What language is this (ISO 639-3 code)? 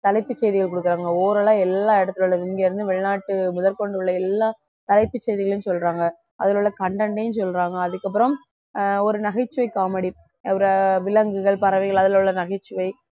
tam